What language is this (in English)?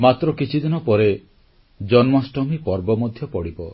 Odia